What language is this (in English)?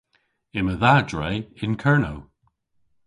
Cornish